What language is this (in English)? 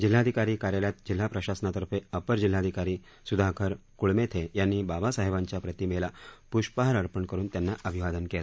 Marathi